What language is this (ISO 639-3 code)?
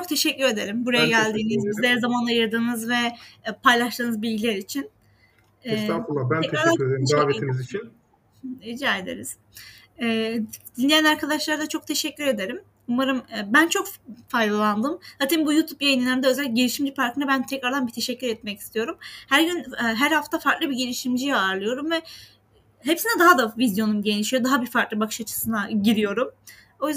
tur